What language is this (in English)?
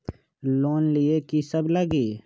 Magahi